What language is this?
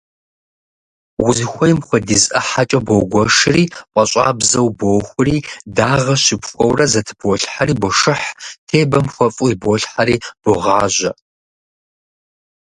Kabardian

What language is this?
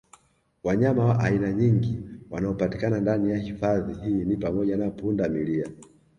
Swahili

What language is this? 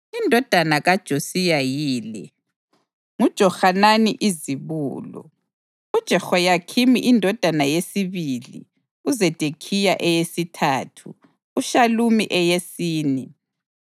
North Ndebele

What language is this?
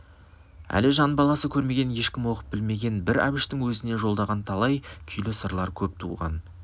Kazakh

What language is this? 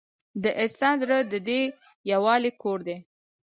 Pashto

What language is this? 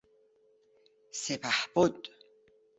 Persian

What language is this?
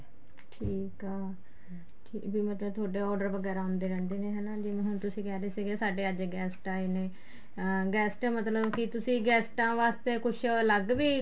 Punjabi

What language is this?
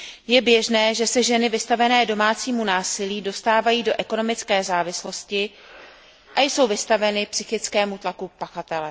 Czech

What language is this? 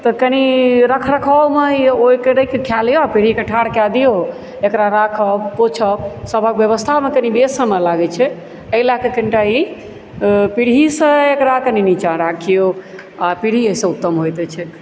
Maithili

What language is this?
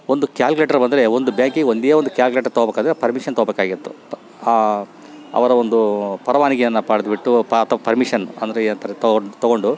Kannada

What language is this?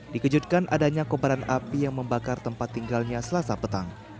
Indonesian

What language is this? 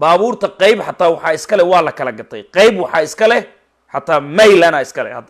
Arabic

